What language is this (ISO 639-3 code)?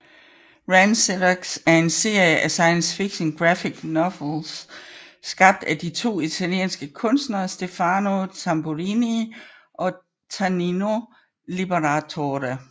dan